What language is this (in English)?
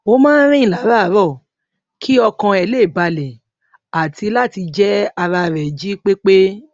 Yoruba